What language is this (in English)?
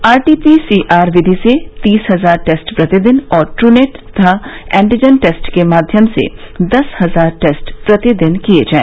Hindi